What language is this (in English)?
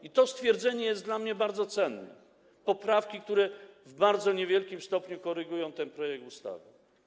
Polish